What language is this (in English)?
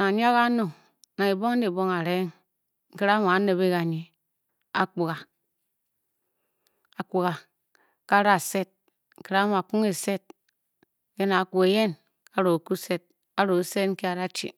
Bokyi